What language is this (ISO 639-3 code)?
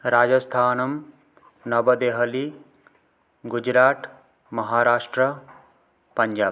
san